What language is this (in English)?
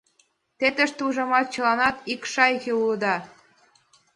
Mari